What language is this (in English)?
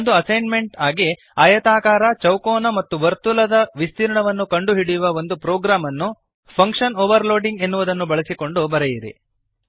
Kannada